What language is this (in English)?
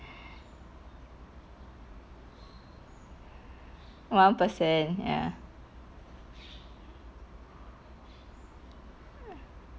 English